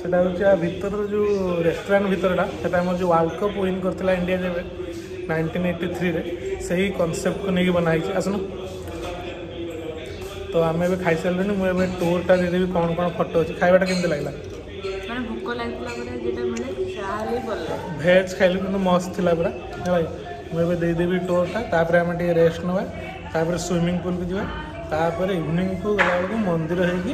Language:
Indonesian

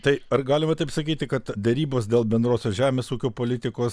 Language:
Lithuanian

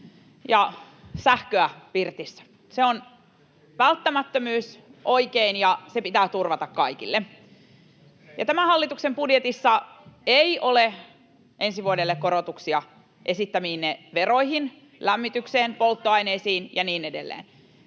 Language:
Finnish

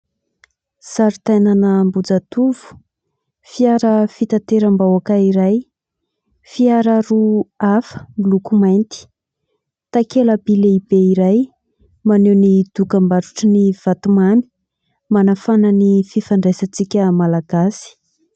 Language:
Malagasy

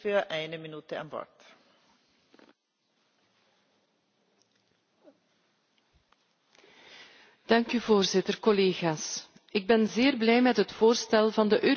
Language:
Dutch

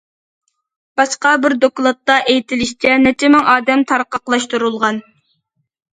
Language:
Uyghur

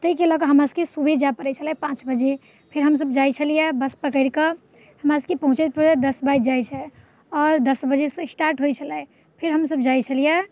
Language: Maithili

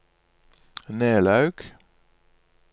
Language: Norwegian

